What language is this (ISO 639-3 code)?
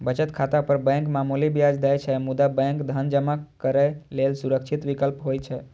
mai